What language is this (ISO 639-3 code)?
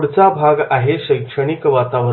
mar